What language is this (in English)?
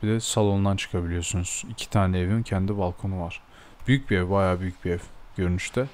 Turkish